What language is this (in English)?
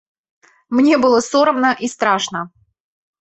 Belarusian